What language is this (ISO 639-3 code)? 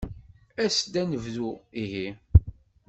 kab